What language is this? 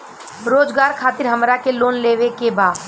Bhojpuri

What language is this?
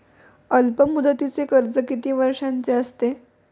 Marathi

